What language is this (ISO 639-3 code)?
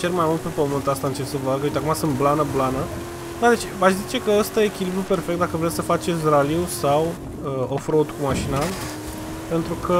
ron